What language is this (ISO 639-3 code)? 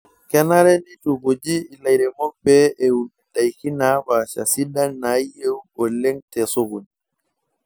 mas